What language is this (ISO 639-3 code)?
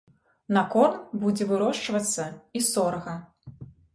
bel